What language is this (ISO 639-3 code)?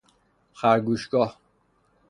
fas